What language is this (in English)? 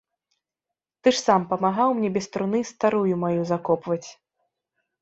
Belarusian